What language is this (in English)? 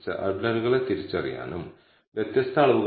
Malayalam